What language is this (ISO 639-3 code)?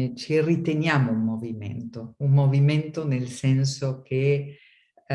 ita